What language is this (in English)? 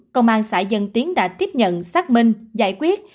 Vietnamese